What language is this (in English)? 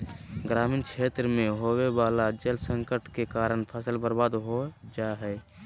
Magahi